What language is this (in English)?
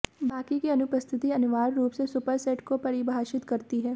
Hindi